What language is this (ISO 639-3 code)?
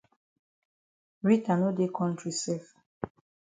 wes